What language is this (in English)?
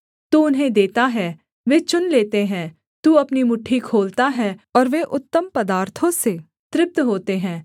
Hindi